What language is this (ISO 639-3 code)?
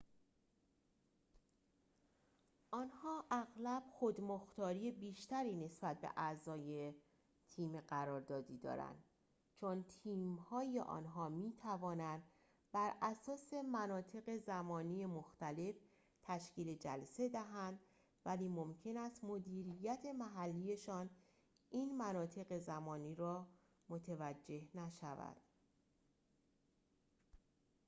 fas